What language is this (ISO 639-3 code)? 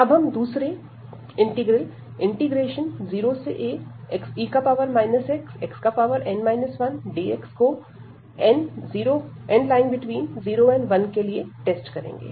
hin